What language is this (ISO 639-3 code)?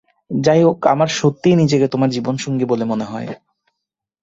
ben